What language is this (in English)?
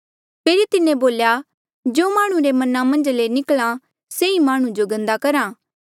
Mandeali